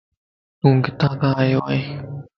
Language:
Lasi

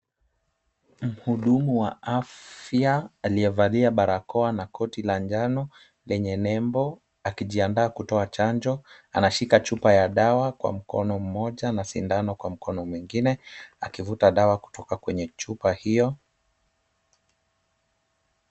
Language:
Swahili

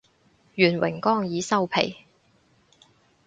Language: Cantonese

